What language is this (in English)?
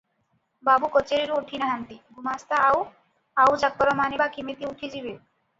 Odia